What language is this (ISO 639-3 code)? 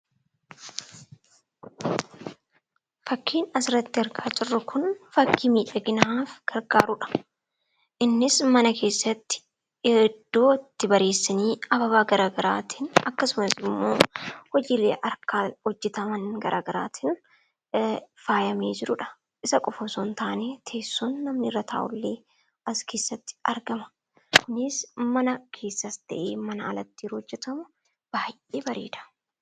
orm